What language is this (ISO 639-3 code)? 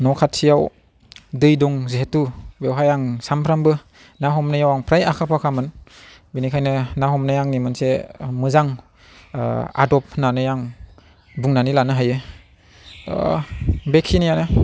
brx